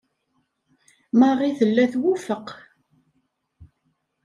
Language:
Kabyle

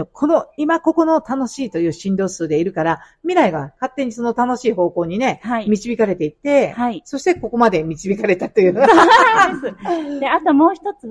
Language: Japanese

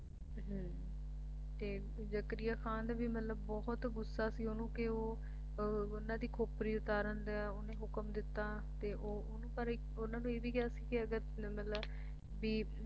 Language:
Punjabi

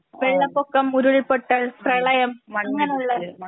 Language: Malayalam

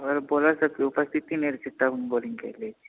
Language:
Maithili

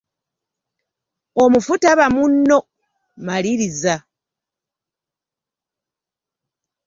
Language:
Ganda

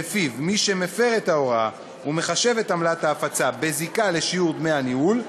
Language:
Hebrew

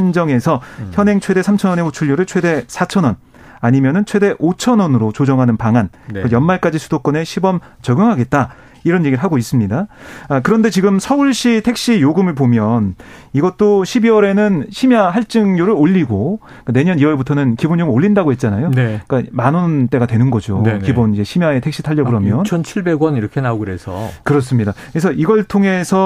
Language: Korean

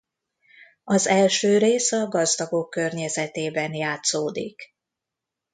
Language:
Hungarian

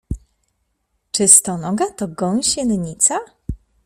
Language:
Polish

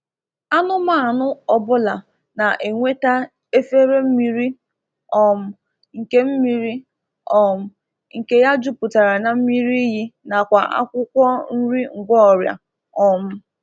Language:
Igbo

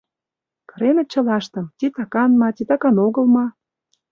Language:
Mari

